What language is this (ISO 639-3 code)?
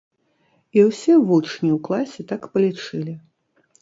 bel